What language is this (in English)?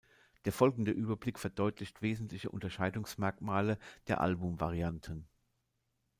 German